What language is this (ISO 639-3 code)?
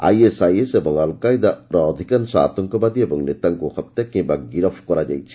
ori